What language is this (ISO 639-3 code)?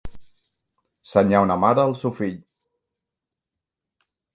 cat